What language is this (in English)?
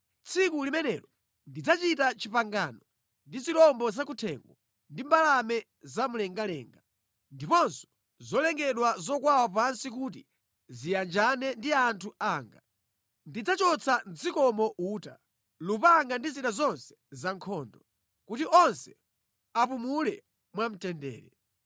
Nyanja